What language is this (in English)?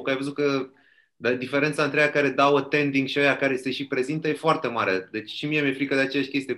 Romanian